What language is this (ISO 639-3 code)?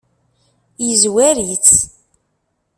kab